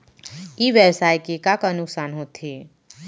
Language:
Chhattisgarhi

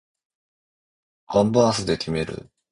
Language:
Japanese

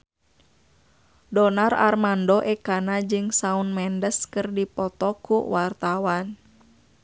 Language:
Sundanese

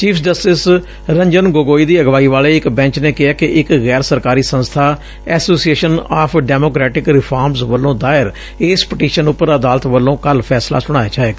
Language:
Punjabi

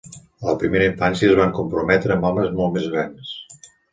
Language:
Catalan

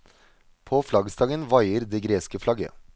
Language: Norwegian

